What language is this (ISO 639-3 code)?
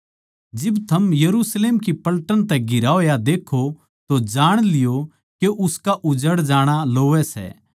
bgc